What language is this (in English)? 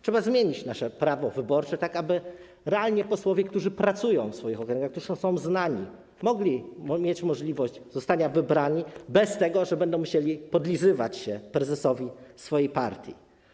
Polish